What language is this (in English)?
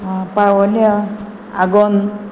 Konkani